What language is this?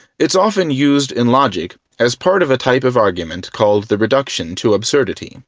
English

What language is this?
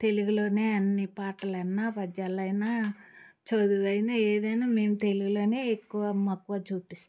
Telugu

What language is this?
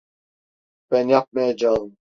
Turkish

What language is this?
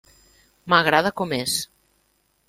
Catalan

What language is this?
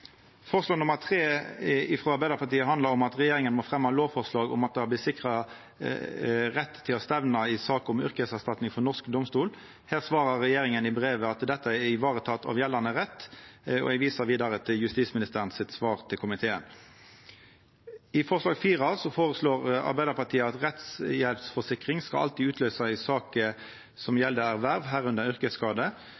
Norwegian Nynorsk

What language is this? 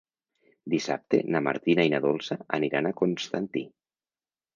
Catalan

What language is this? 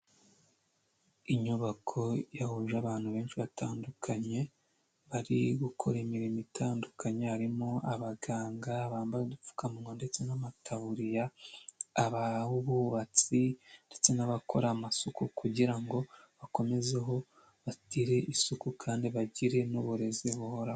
Kinyarwanda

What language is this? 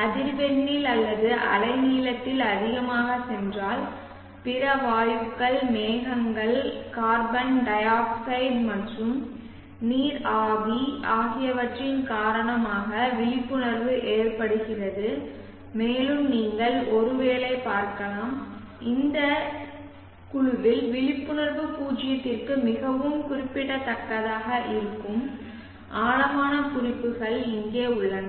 Tamil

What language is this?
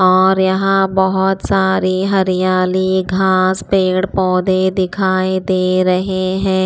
Hindi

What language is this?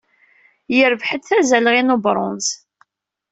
Kabyle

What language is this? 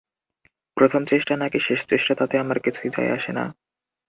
Bangla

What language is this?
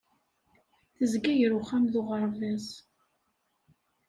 Kabyle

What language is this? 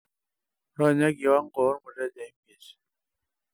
Masai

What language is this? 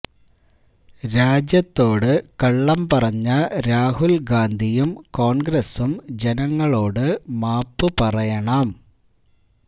Malayalam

